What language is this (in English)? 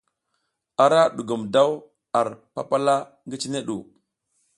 South Giziga